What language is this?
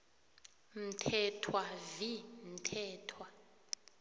South Ndebele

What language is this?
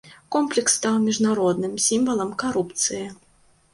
Belarusian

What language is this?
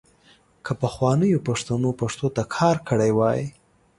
Pashto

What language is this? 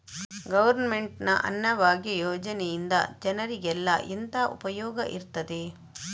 Kannada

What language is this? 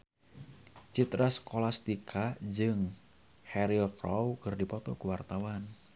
Sundanese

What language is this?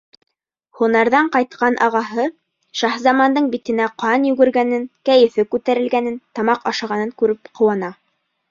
Bashkir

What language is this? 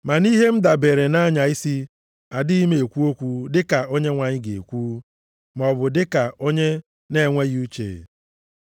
Igbo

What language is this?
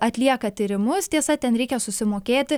Lithuanian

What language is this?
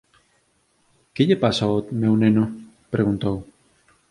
Galician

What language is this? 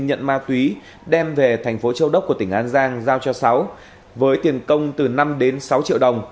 Vietnamese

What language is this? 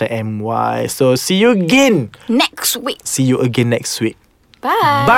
Malay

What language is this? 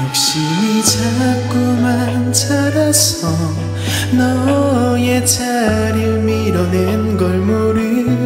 Korean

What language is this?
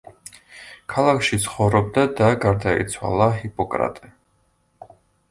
Georgian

